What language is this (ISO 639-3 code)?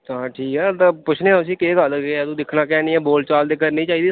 doi